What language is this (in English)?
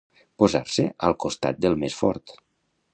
Catalan